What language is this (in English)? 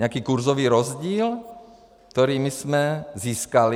Czech